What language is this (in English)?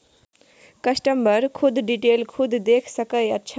Maithili